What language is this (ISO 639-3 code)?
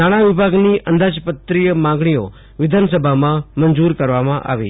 guj